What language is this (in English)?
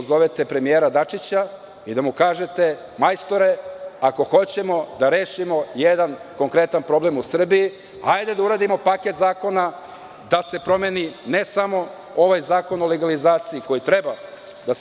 Serbian